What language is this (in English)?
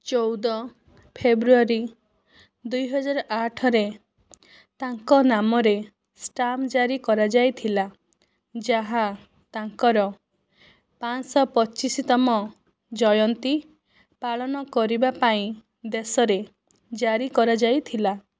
Odia